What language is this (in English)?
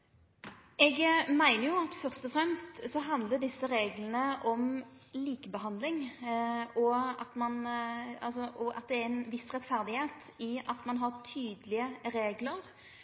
Norwegian Nynorsk